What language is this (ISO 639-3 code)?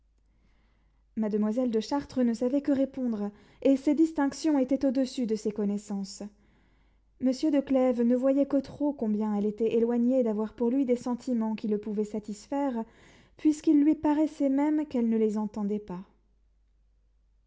fra